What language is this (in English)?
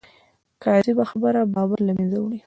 Pashto